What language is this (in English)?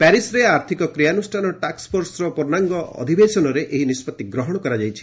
Odia